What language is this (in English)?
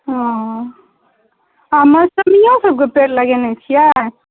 Maithili